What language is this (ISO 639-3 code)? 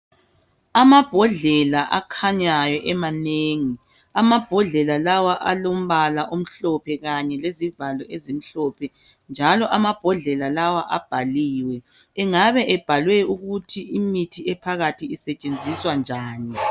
nde